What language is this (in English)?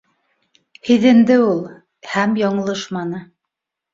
Bashkir